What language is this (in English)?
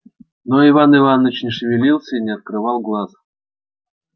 Russian